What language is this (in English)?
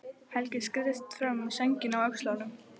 Icelandic